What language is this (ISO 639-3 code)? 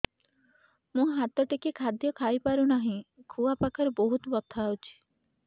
ori